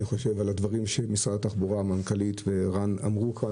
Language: Hebrew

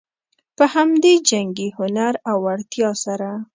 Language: Pashto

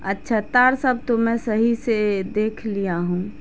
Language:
Urdu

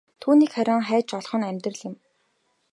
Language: Mongolian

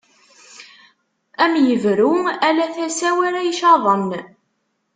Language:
Kabyle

